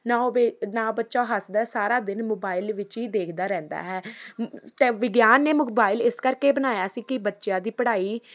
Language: Punjabi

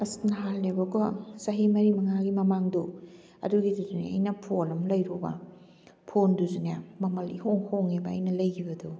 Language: Manipuri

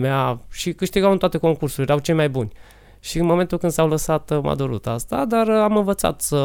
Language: Romanian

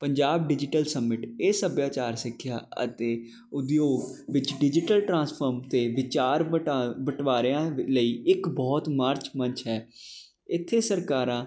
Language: Punjabi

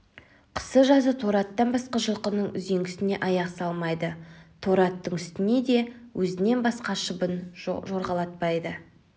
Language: Kazakh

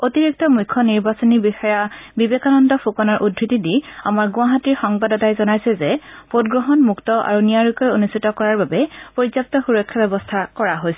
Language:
Assamese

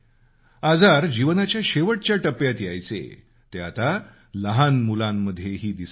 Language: Marathi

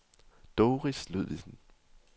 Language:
Danish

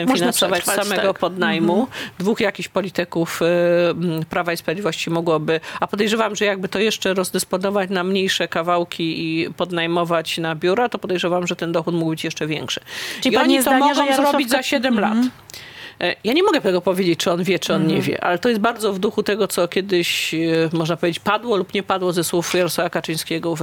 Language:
Polish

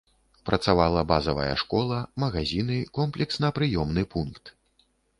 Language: Belarusian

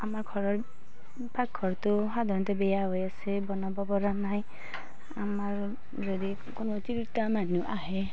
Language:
Assamese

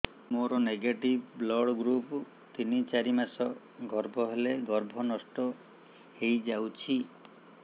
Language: Odia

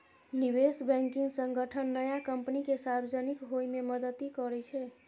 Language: Maithili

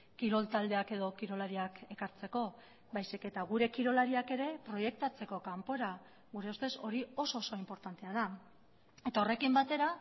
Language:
Basque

